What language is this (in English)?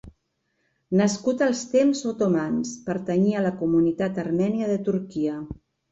Catalan